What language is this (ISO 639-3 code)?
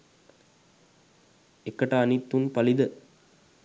sin